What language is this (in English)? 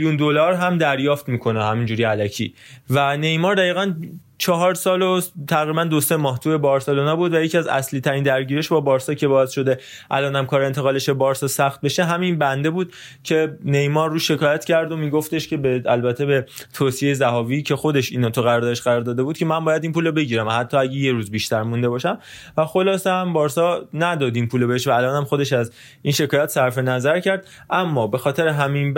Persian